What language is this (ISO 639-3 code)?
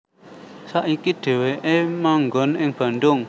jav